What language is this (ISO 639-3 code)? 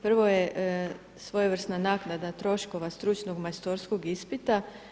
hrv